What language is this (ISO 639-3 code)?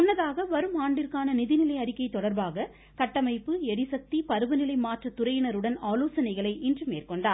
tam